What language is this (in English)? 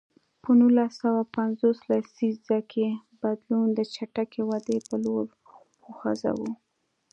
Pashto